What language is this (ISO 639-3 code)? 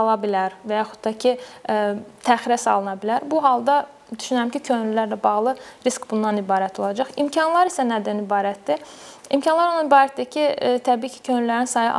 tur